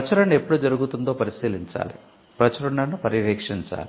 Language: Telugu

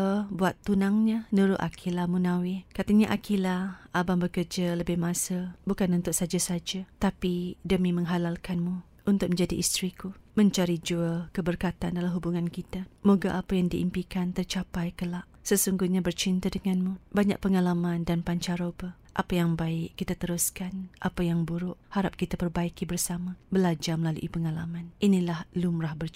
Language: Malay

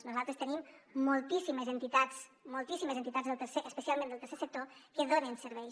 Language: Catalan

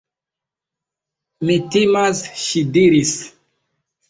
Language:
Esperanto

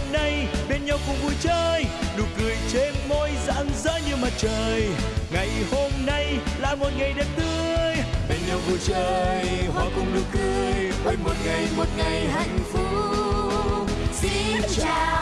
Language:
Vietnamese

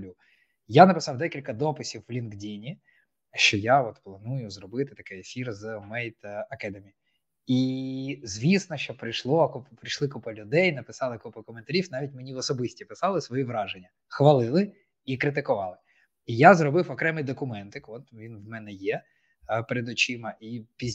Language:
Ukrainian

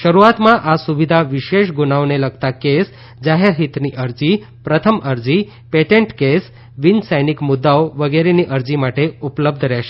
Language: Gujarati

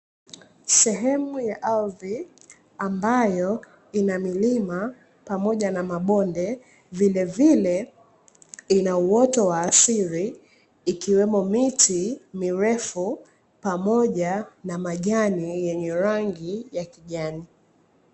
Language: Swahili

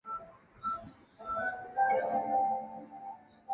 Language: Chinese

